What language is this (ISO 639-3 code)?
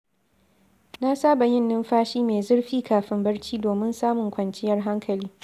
hau